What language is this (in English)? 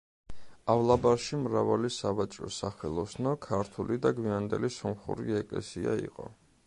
Georgian